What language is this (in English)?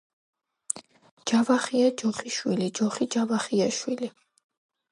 Georgian